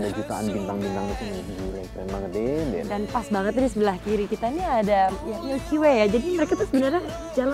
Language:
Indonesian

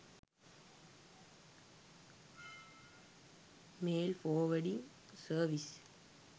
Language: Sinhala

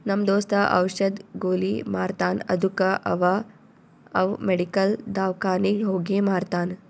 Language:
Kannada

